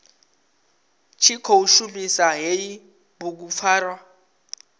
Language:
Venda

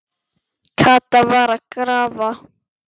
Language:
Icelandic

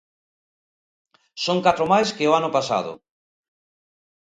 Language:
Galician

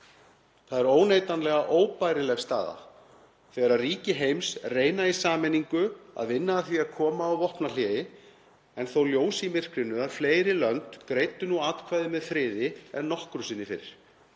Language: Icelandic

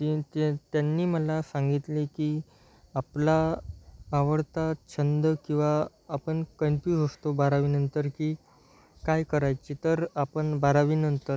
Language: Marathi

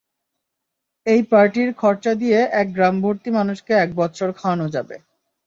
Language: Bangla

